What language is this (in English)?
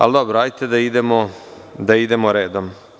Serbian